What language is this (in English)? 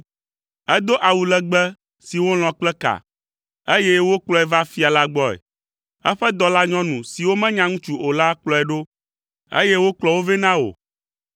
Ewe